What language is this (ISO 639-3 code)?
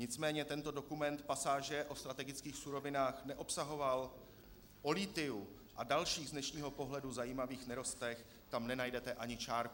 ces